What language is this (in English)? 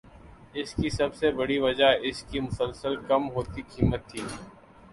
Urdu